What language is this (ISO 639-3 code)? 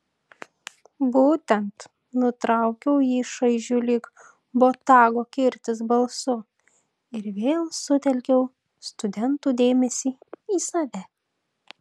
lit